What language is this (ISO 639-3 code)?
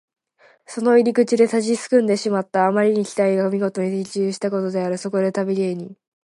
jpn